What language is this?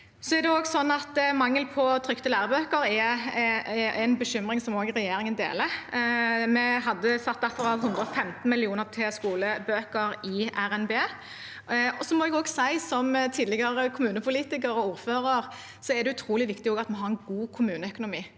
Norwegian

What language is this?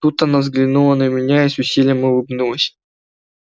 Russian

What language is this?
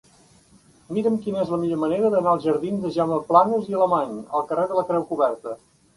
Catalan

